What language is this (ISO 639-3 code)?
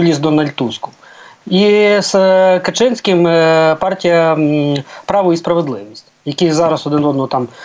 ukr